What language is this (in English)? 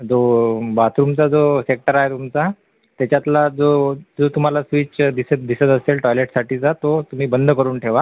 Marathi